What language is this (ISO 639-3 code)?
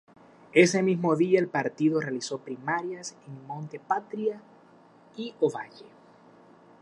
spa